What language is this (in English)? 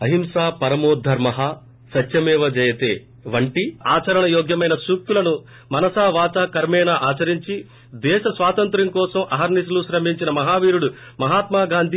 Telugu